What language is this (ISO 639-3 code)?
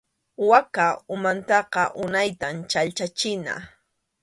qxu